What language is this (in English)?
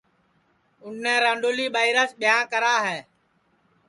Sansi